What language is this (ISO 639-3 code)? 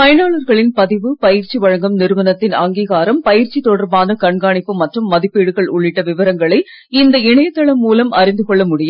tam